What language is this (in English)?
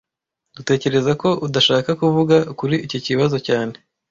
Kinyarwanda